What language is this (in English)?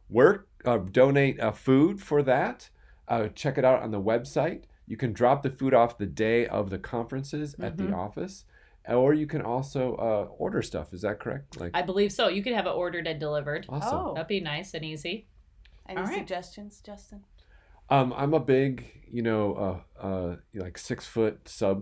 English